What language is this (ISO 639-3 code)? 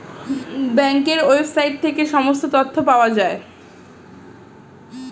ben